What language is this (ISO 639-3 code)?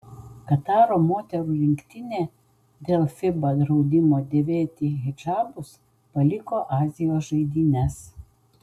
lit